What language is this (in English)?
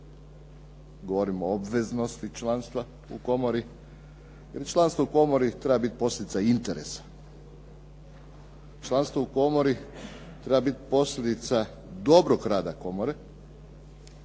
Croatian